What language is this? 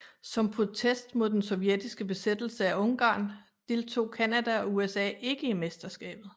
Danish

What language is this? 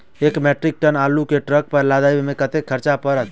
Maithili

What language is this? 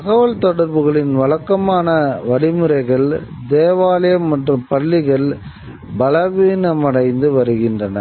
Tamil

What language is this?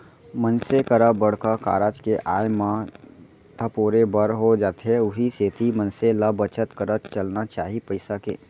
Chhattisgarhi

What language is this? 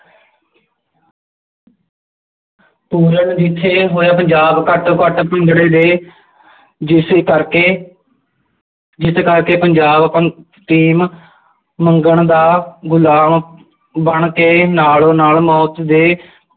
Punjabi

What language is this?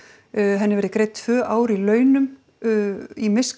Icelandic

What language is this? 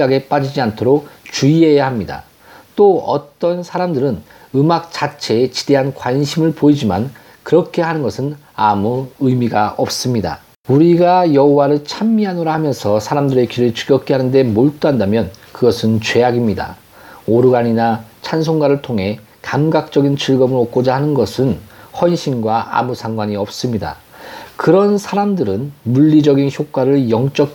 Korean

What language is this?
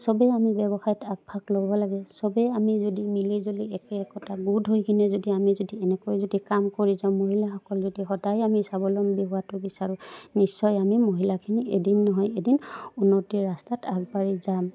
Assamese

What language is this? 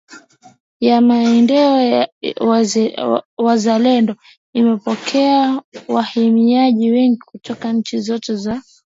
Swahili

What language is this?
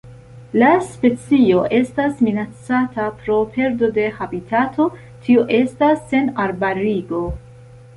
Esperanto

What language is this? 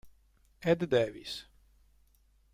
Italian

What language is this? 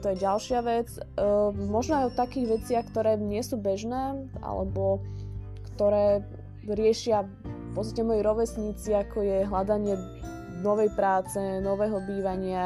Slovak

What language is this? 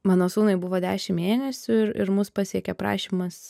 Lithuanian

